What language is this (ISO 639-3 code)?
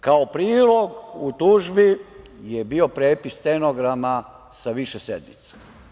srp